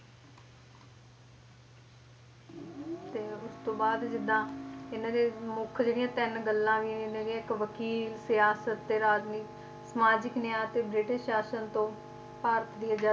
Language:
Punjabi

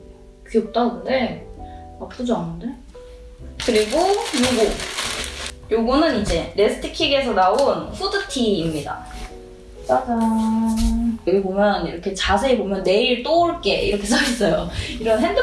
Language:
Korean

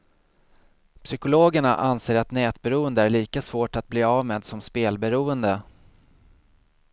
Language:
Swedish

